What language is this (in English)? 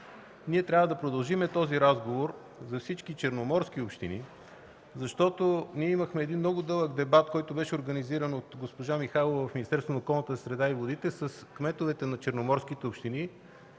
Bulgarian